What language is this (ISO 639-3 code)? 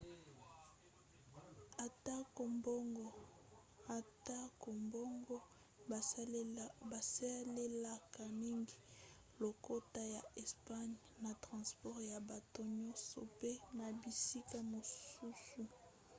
lin